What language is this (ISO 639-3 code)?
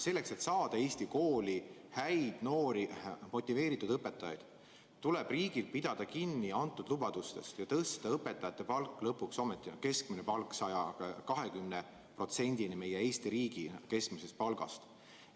est